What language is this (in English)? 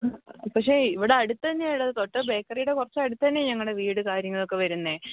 Malayalam